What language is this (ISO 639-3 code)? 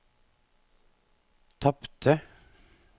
nor